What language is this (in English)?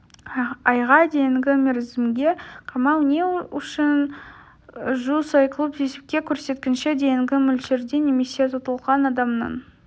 Kazakh